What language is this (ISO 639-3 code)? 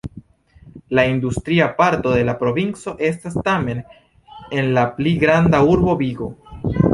epo